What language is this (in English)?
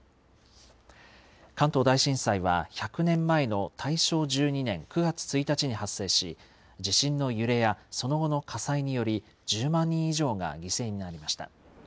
Japanese